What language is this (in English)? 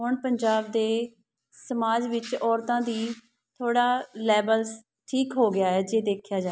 Punjabi